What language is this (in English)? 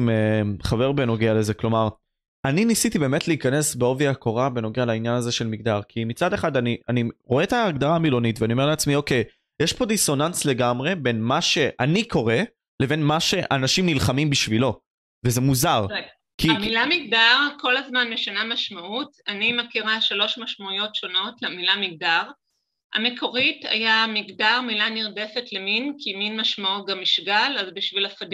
Hebrew